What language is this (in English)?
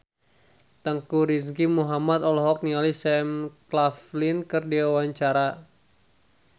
Sundanese